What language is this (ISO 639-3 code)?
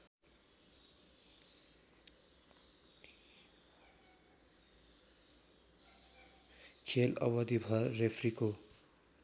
nep